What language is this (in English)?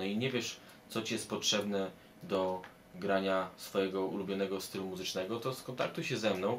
Polish